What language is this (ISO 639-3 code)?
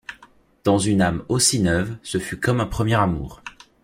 fra